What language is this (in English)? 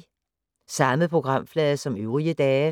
Danish